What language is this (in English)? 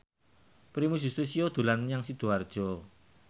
Javanese